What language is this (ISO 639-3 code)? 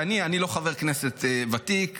heb